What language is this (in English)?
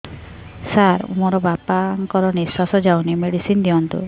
Odia